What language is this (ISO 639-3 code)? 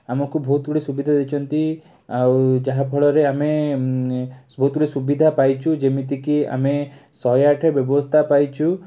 ori